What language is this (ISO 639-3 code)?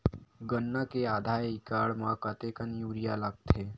hne